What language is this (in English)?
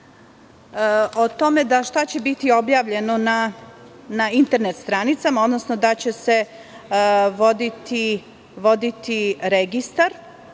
Serbian